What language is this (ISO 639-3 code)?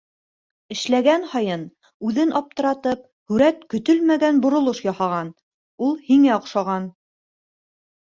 bak